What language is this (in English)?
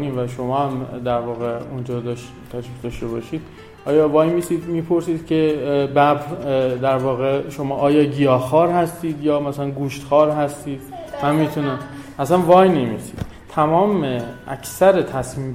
Persian